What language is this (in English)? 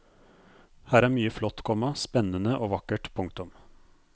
Norwegian